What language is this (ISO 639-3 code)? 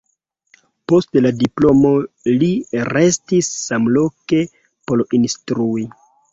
epo